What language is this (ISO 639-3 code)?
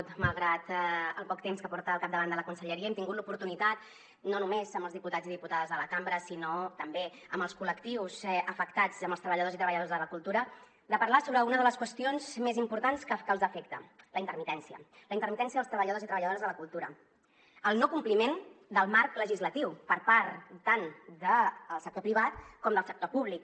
cat